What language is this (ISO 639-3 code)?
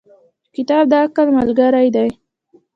pus